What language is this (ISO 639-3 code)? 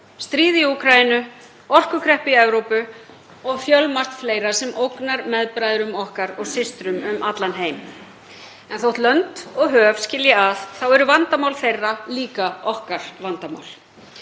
isl